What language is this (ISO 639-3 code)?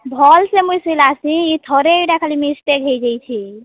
ori